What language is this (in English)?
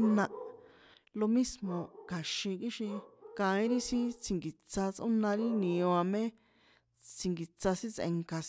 San Juan Atzingo Popoloca